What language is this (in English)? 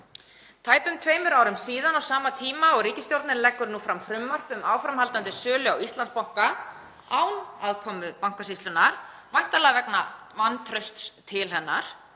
Icelandic